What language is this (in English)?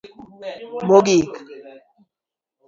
Luo (Kenya and Tanzania)